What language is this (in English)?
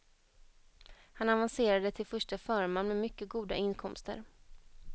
Swedish